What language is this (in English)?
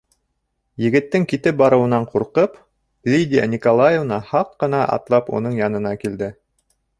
Bashkir